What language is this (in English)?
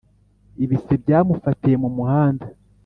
Kinyarwanda